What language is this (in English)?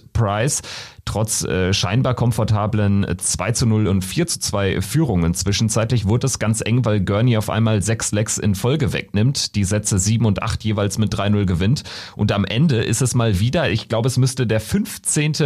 German